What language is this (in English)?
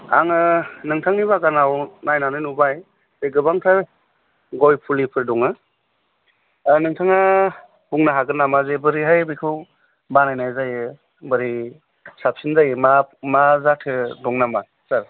Bodo